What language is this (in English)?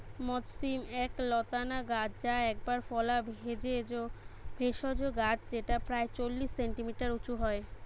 Bangla